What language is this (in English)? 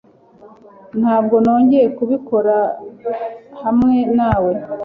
Kinyarwanda